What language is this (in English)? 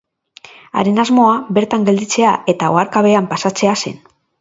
Basque